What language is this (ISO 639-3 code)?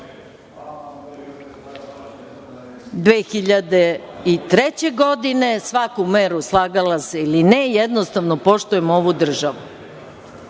srp